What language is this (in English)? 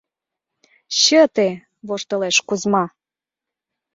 Mari